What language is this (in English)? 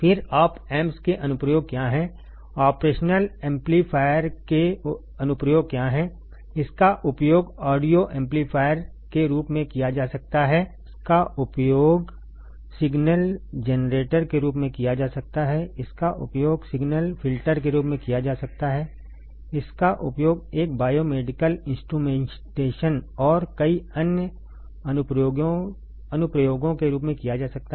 Hindi